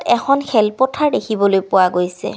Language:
Assamese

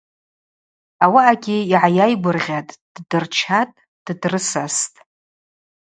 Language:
Abaza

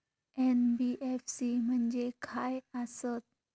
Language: Marathi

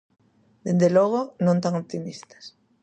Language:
Galician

